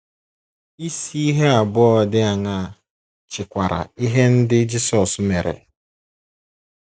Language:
Igbo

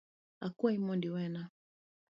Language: Luo (Kenya and Tanzania)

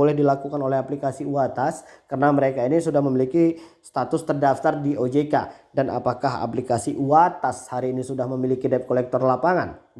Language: Indonesian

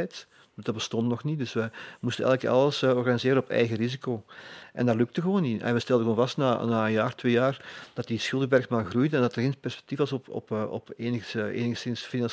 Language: Dutch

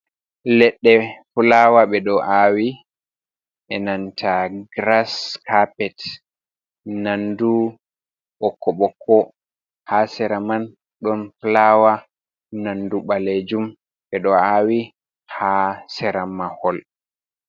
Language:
Fula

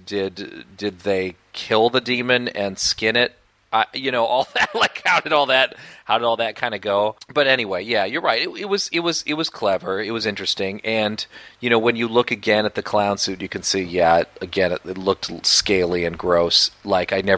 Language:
English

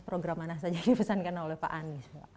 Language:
Indonesian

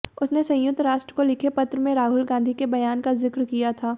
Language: Hindi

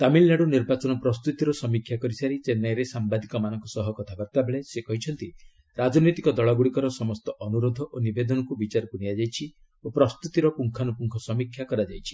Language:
Odia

